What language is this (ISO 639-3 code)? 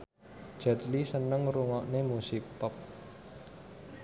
jav